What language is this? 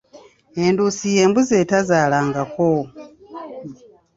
Ganda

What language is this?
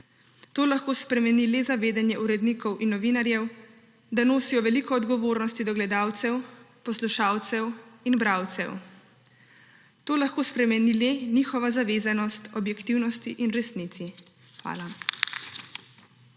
Slovenian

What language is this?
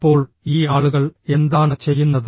Malayalam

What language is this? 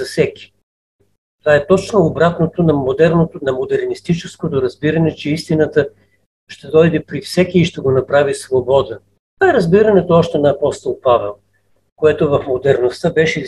Bulgarian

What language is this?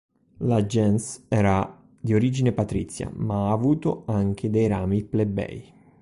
Italian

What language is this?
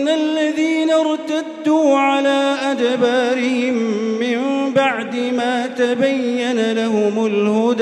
Arabic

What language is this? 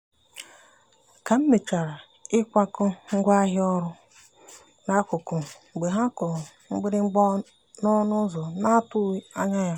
Igbo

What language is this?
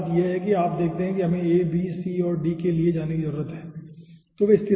Hindi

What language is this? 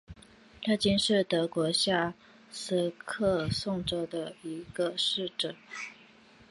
Chinese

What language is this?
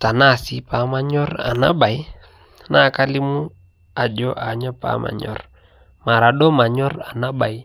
Masai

